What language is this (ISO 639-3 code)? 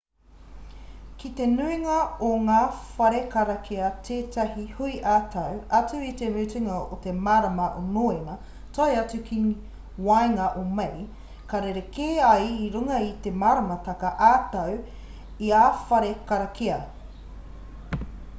mri